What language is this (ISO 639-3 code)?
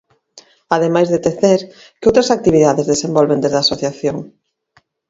glg